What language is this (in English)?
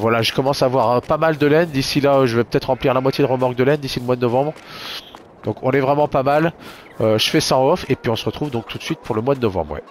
French